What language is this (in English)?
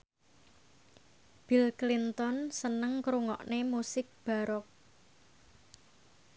Javanese